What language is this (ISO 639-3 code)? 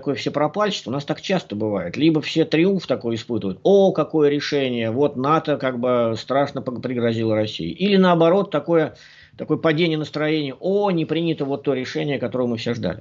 rus